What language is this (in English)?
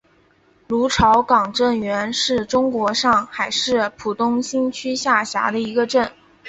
Chinese